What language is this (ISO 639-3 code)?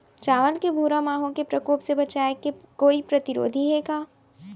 hne